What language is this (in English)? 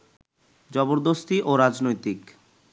Bangla